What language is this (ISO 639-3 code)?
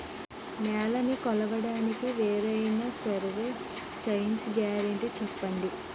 tel